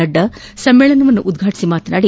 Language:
Kannada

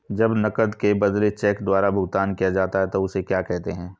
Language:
Hindi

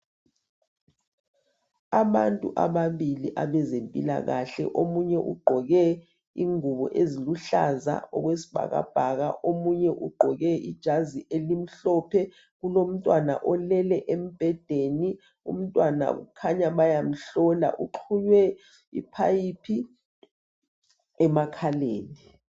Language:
North Ndebele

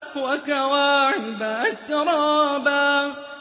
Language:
Arabic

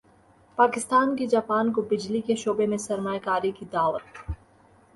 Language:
Urdu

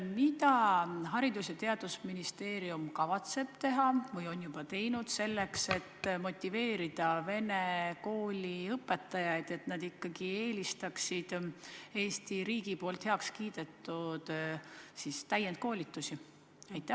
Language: Estonian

